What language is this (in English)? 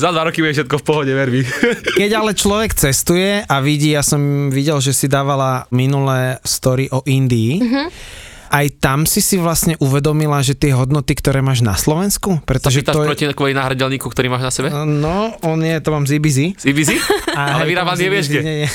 Slovak